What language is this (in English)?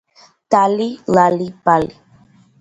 Georgian